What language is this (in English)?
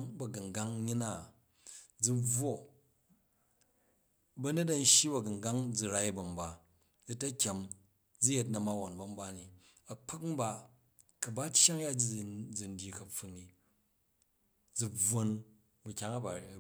Jju